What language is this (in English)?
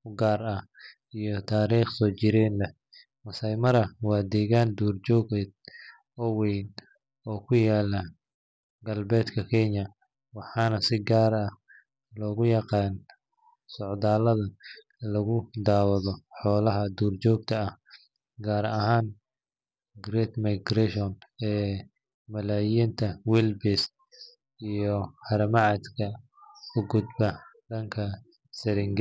Somali